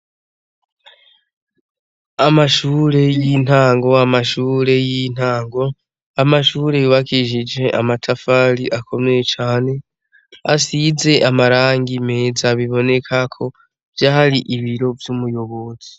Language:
Rundi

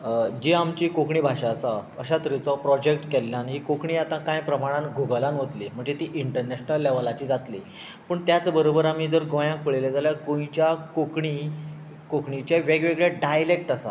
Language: Konkani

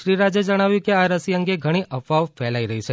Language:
Gujarati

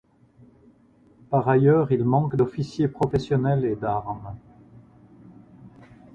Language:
French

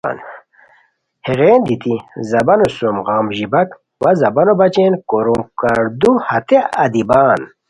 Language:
Khowar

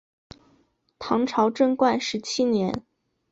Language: Chinese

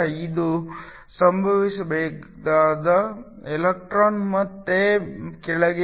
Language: Kannada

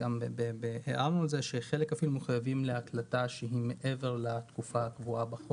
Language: Hebrew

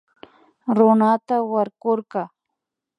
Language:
Imbabura Highland Quichua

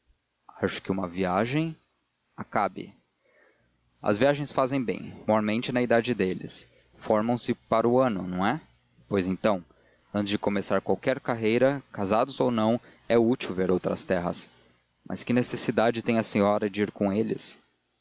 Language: Portuguese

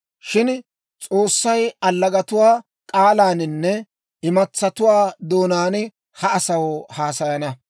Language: Dawro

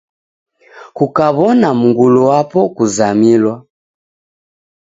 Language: Taita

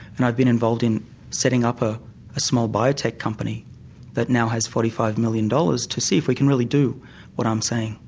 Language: English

